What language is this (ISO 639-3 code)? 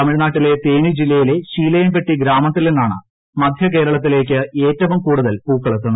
mal